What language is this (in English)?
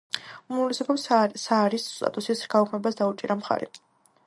Georgian